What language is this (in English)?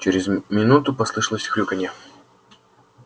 Russian